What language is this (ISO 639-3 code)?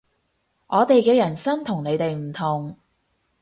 yue